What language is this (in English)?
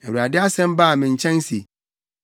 Akan